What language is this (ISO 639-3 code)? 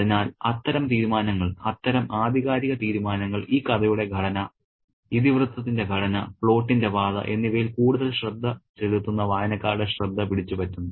mal